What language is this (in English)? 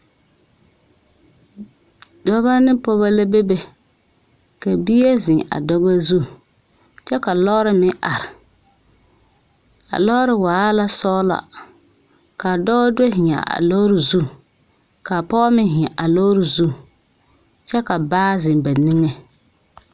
Southern Dagaare